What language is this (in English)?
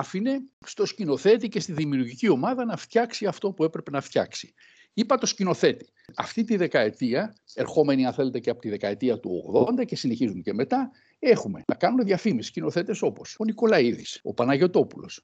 Greek